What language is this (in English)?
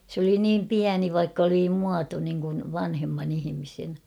Finnish